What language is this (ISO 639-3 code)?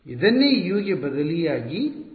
kan